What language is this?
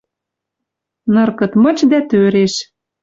Western Mari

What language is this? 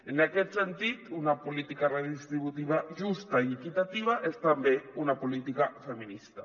Catalan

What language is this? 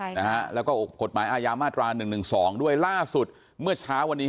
Thai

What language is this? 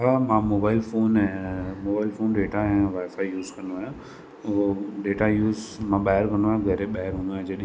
Sindhi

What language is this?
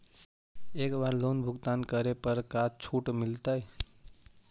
Magahi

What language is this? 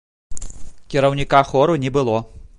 Belarusian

